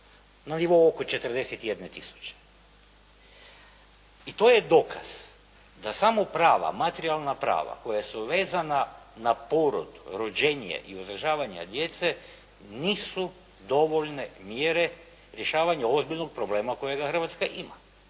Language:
Croatian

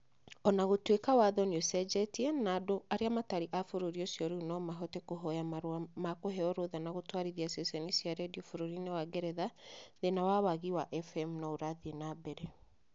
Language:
Kikuyu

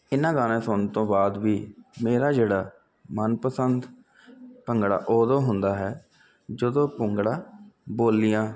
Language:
Punjabi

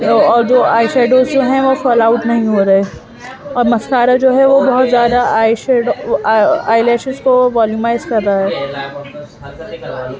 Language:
Urdu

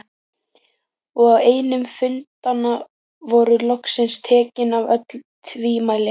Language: Icelandic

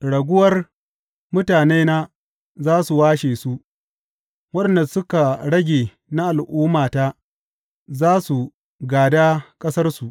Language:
Hausa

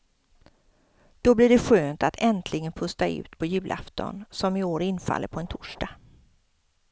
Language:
Swedish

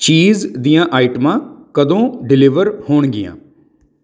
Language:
Punjabi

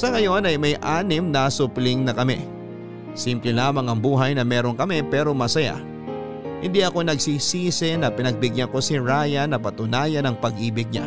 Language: Filipino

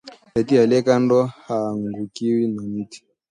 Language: Swahili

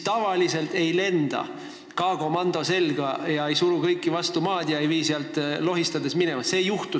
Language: Estonian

